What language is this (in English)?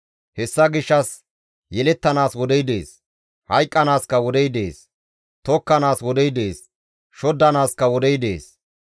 Gamo